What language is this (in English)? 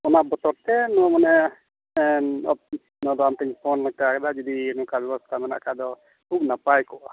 Santali